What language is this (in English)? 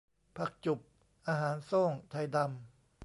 Thai